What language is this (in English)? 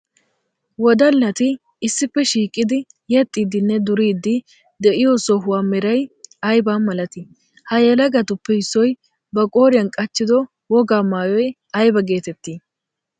Wolaytta